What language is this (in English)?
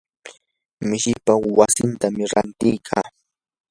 Yanahuanca Pasco Quechua